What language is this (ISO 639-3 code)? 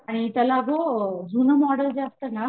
mar